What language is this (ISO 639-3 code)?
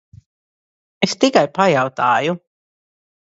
lav